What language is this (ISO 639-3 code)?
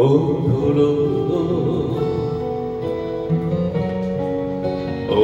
ron